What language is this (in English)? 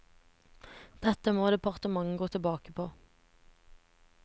Norwegian